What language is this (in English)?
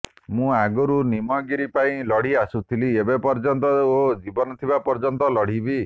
Odia